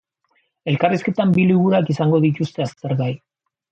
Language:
Basque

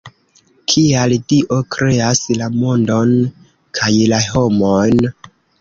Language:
Esperanto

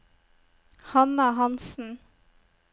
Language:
Norwegian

